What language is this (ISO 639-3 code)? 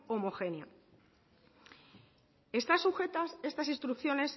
spa